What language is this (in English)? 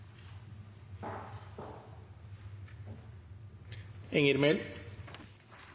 Norwegian Nynorsk